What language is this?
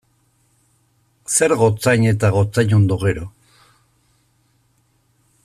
Basque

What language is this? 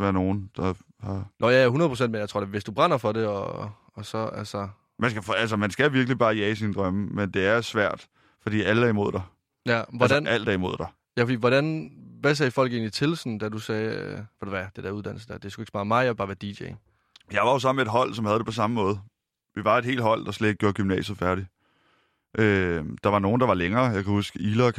Danish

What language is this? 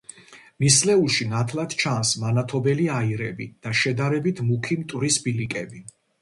Georgian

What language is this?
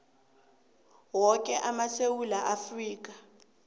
South Ndebele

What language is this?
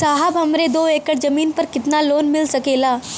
Bhojpuri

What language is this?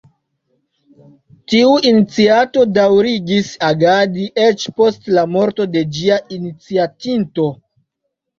Esperanto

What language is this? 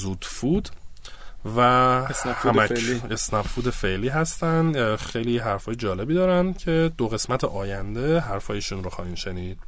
Persian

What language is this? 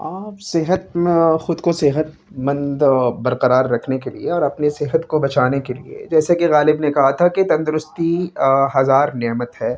Urdu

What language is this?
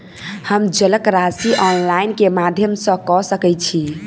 Maithili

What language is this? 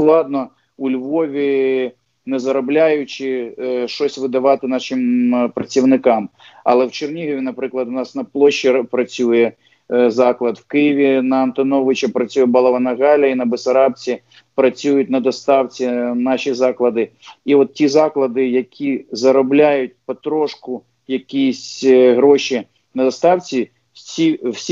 Ukrainian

